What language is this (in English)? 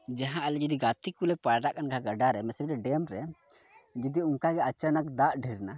Santali